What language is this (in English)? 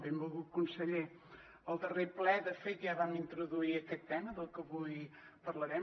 Catalan